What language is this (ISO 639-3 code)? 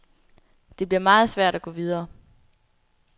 dan